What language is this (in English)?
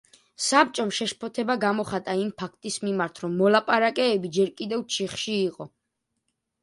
Georgian